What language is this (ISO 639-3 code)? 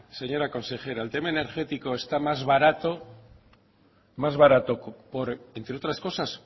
spa